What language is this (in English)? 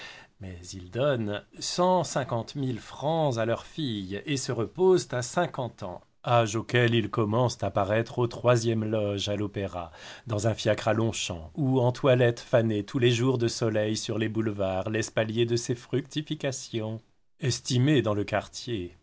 French